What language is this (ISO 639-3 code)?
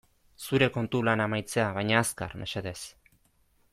eus